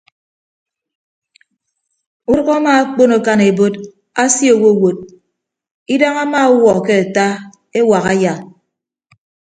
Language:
Ibibio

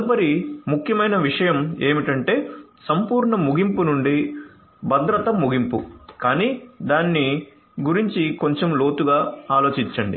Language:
Telugu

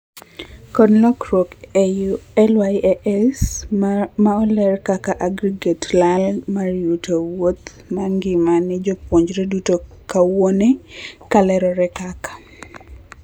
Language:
Luo (Kenya and Tanzania)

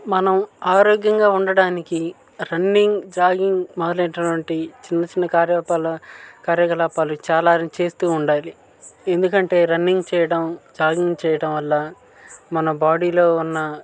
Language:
Telugu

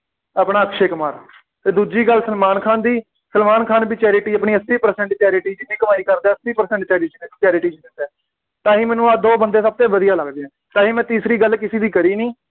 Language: Punjabi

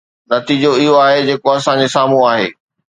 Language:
Sindhi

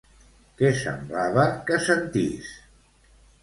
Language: Catalan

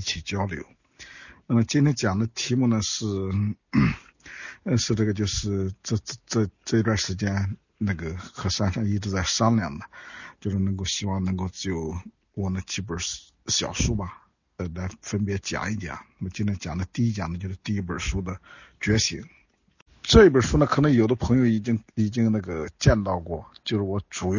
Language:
Chinese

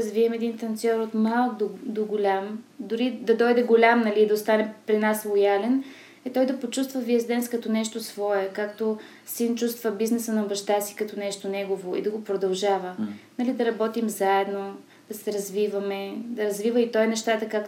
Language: Bulgarian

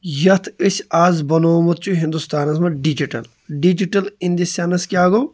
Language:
Kashmiri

